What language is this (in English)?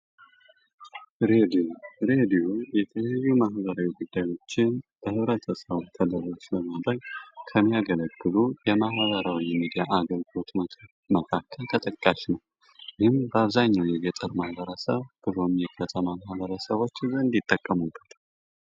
Amharic